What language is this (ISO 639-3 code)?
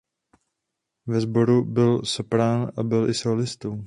ces